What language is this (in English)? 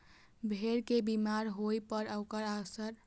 Maithili